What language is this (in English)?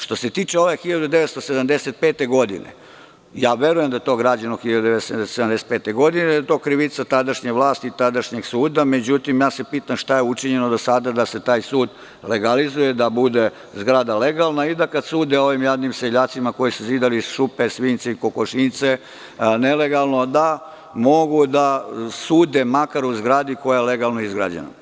Serbian